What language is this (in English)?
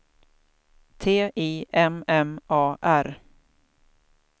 Swedish